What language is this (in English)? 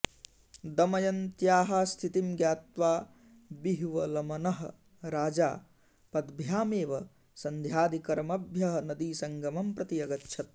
Sanskrit